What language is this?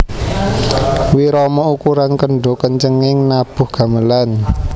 Javanese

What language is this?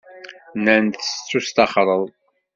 Kabyle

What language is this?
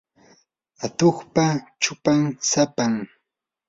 Yanahuanca Pasco Quechua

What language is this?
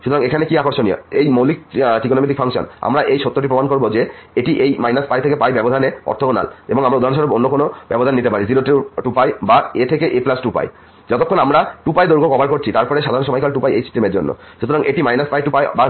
Bangla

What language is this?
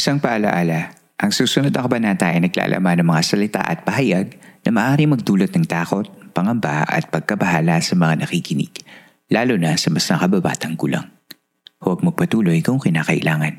Filipino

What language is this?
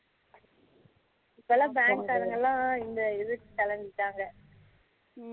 Tamil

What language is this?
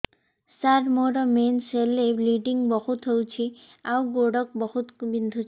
Odia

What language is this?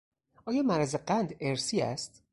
Persian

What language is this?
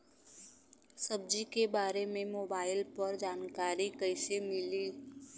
Bhojpuri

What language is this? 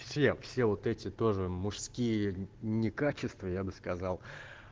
Russian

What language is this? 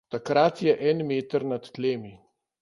Slovenian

